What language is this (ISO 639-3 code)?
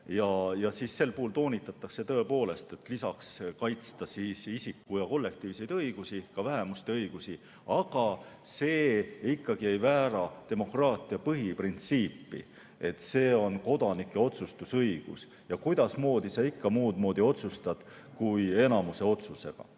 est